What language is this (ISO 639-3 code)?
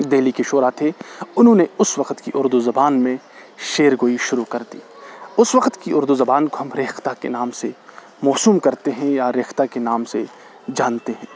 urd